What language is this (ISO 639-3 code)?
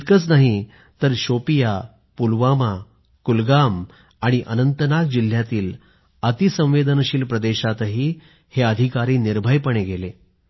mar